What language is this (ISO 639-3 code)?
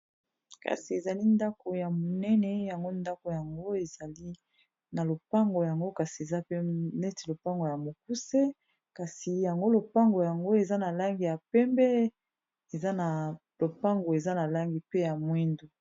lin